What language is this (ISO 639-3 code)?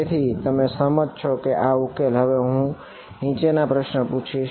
guj